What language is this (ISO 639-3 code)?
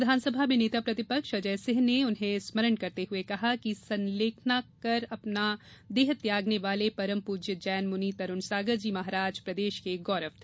hin